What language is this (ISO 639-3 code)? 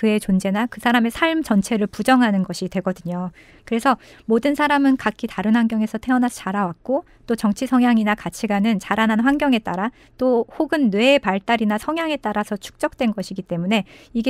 kor